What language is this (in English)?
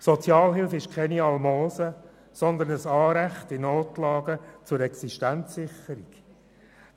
Swiss German